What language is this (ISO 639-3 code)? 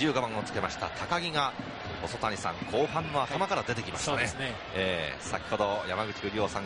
jpn